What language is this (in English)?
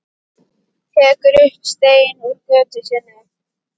Icelandic